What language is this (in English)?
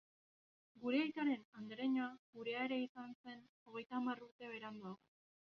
Basque